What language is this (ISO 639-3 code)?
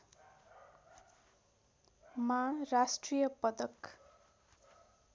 nep